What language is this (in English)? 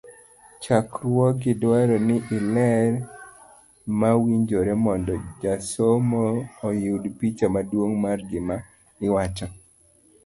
Luo (Kenya and Tanzania)